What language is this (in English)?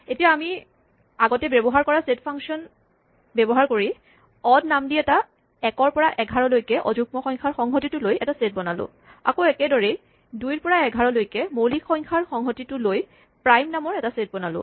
Assamese